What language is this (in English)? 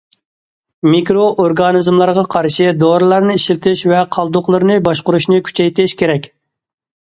Uyghur